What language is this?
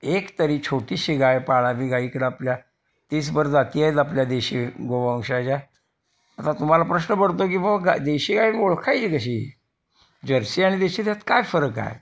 Marathi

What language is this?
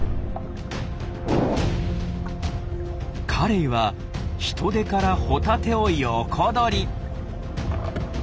Japanese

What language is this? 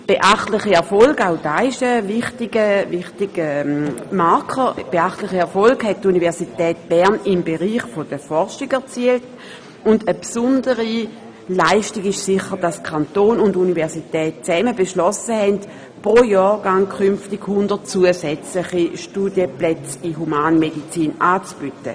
Swiss German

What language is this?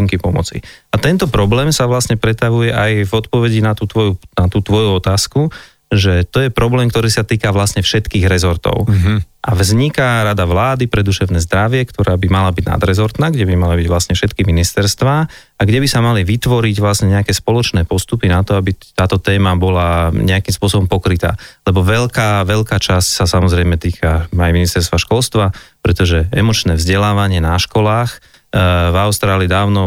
Slovak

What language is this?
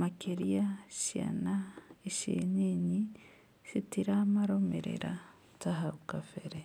Kikuyu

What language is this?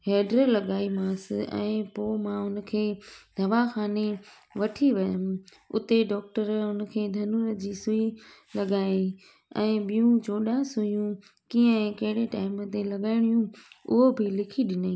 Sindhi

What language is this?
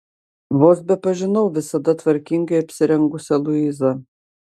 Lithuanian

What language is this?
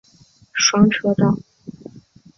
Chinese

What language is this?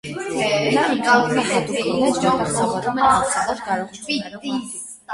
Armenian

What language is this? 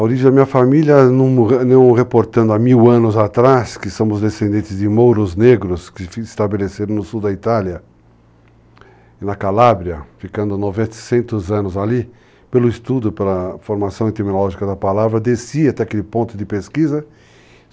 Portuguese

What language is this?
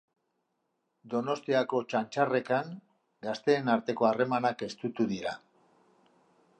Basque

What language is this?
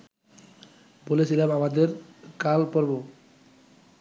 Bangla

